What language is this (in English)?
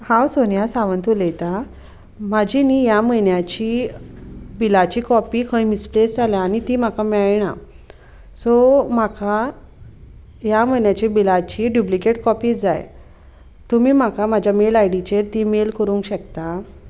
Konkani